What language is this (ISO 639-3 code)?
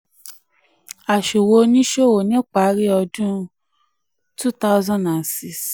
yor